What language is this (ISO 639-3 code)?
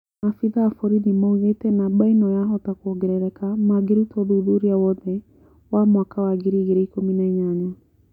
kik